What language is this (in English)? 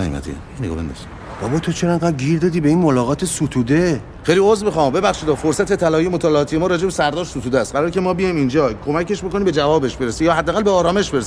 Persian